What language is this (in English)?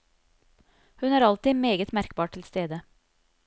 Norwegian